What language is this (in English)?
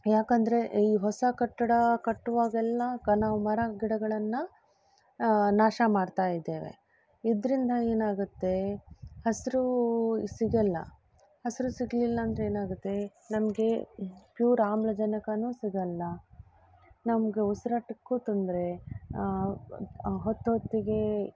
Kannada